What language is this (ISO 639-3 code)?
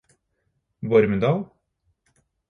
nob